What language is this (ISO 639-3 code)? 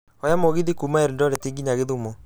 kik